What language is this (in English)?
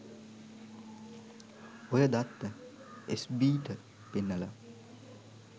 Sinhala